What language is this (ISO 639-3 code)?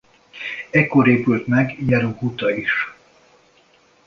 hun